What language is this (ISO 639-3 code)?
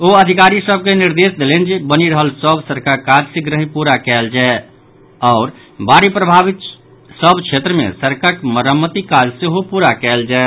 mai